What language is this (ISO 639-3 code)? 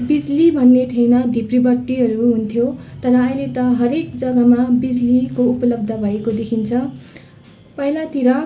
nep